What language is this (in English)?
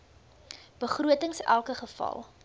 Afrikaans